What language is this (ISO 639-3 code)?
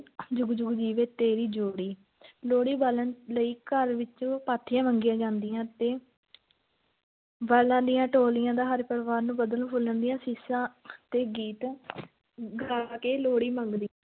pan